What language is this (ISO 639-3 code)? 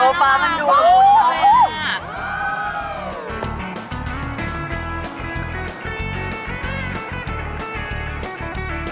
tha